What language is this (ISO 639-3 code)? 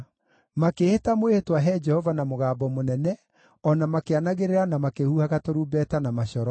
kik